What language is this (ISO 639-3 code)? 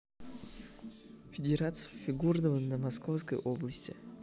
rus